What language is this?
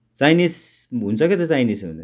Nepali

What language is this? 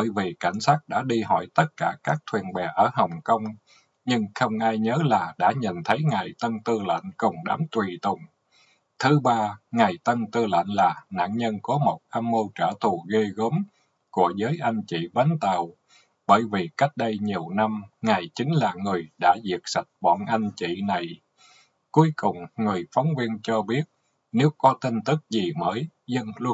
Vietnamese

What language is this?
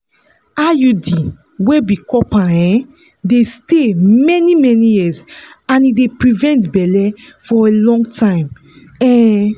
Nigerian Pidgin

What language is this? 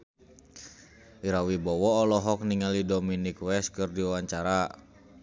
Sundanese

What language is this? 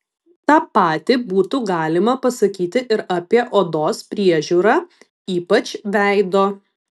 Lithuanian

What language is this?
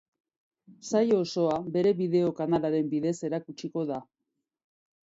Basque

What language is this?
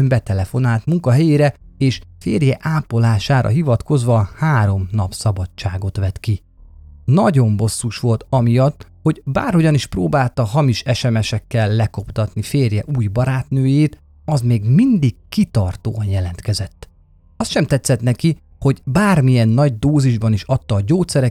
Hungarian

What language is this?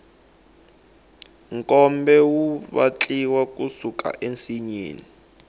Tsonga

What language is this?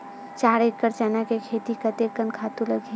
Chhattisgarhi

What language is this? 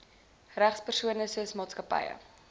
Afrikaans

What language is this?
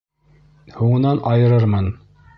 Bashkir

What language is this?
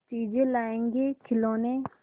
Hindi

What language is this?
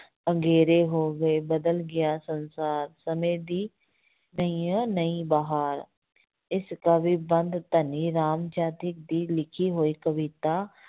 Punjabi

